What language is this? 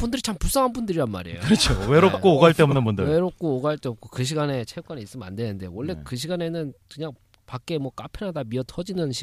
Korean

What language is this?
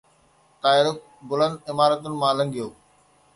Sindhi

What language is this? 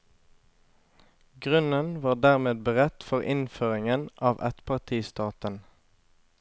Norwegian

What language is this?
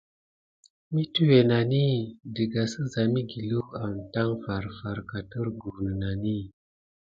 Gidar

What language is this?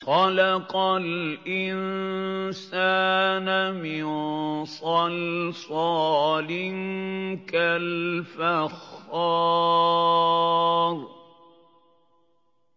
Arabic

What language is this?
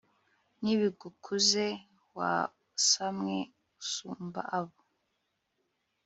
Kinyarwanda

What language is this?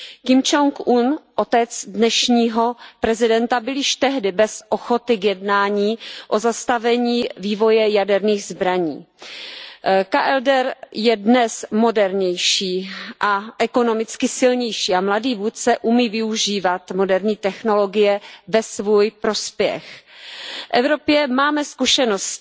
Czech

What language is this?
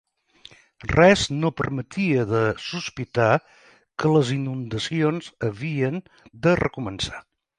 Catalan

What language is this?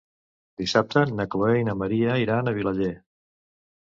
Catalan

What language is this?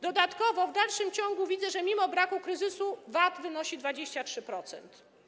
Polish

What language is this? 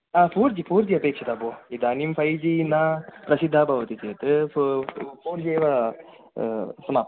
Sanskrit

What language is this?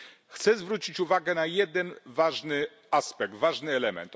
Polish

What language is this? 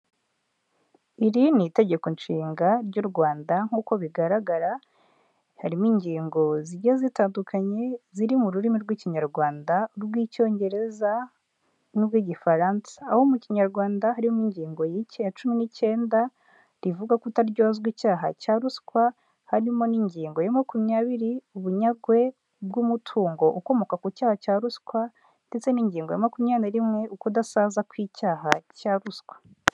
Kinyarwanda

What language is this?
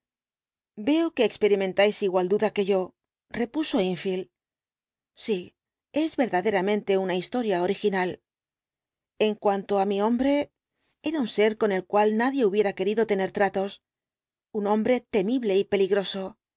Spanish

